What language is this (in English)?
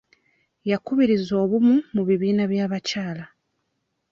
Ganda